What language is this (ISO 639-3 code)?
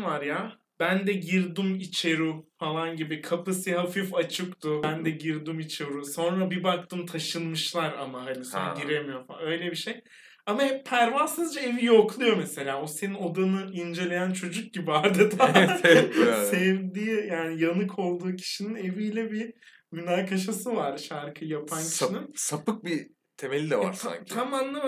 tur